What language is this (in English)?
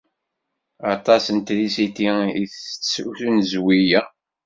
Kabyle